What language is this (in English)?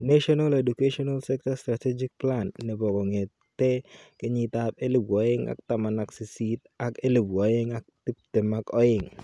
Kalenjin